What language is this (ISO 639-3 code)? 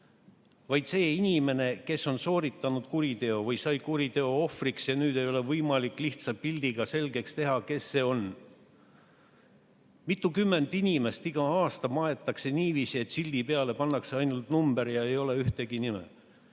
est